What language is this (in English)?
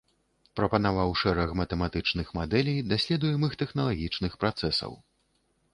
Belarusian